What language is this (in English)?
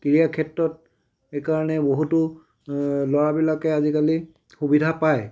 Assamese